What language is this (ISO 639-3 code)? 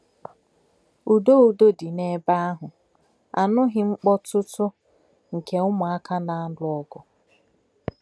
ibo